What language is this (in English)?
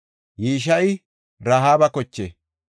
Gofa